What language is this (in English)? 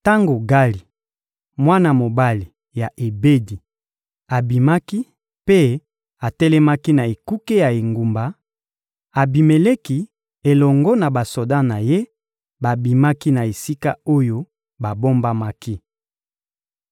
Lingala